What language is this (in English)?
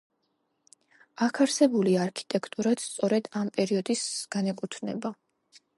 Georgian